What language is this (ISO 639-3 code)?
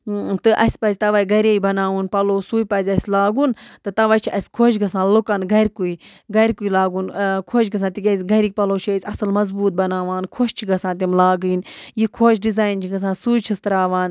kas